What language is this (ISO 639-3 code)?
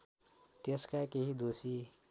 nep